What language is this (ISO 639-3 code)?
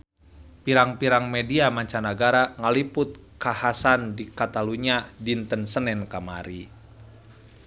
sun